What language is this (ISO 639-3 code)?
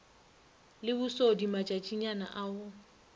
nso